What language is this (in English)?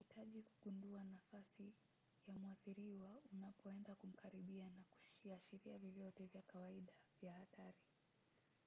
Swahili